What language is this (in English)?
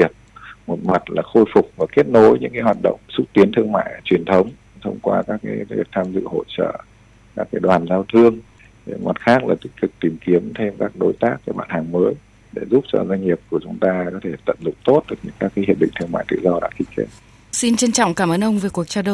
Vietnamese